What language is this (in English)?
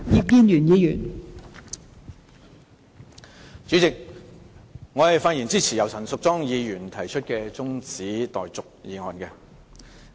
Cantonese